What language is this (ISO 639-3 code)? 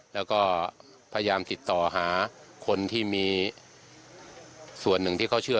tha